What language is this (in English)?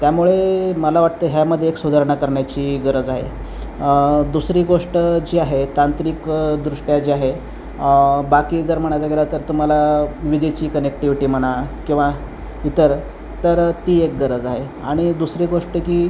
Marathi